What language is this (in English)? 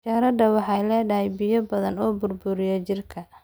Somali